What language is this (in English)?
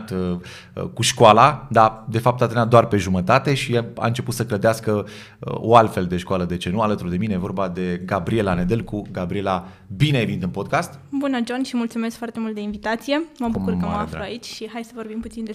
Romanian